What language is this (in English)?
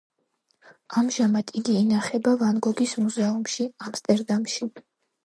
Georgian